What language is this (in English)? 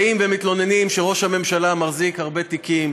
Hebrew